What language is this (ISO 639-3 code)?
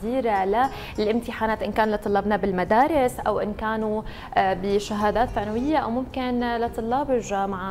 ara